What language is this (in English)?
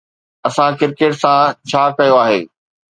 Sindhi